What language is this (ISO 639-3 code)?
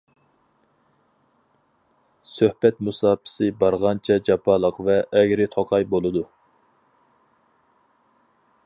uig